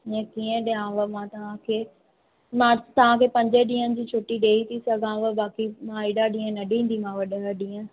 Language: Sindhi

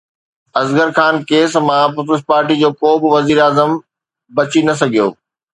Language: Sindhi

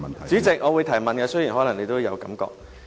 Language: Cantonese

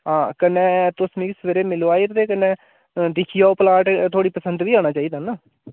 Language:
Dogri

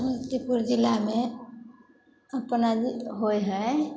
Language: Maithili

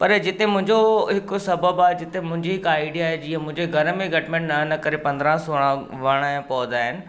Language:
Sindhi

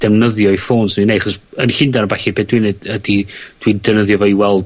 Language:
Welsh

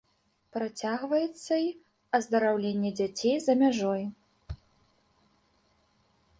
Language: Belarusian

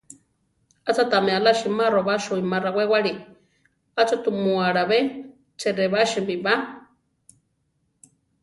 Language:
Central Tarahumara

